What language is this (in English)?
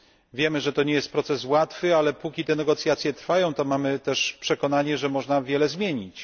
Polish